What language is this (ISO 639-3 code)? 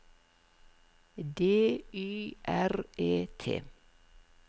nor